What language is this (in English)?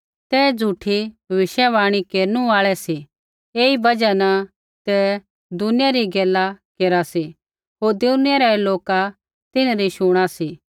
Kullu Pahari